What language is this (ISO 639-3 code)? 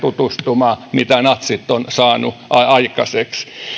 fin